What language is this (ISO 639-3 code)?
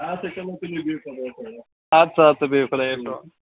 kas